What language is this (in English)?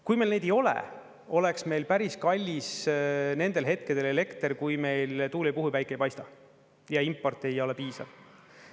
Estonian